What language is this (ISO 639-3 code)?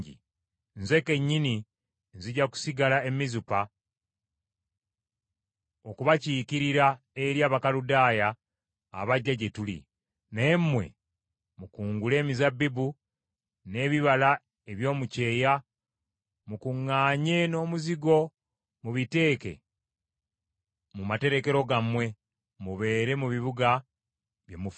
lug